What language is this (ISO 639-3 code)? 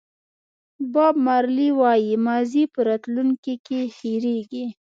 pus